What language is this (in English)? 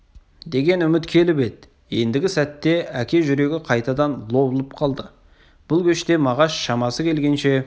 Kazakh